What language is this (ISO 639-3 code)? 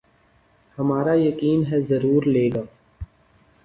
urd